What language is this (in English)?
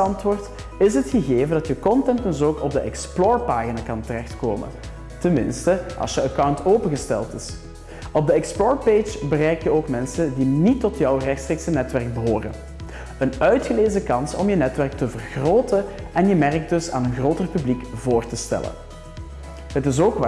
Dutch